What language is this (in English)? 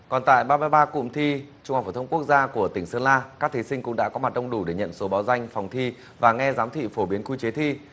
Vietnamese